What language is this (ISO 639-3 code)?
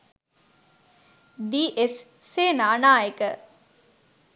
sin